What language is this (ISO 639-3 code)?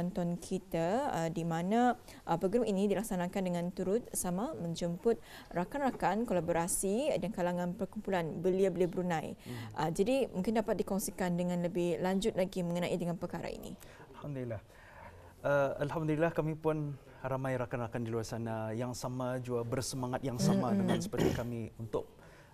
msa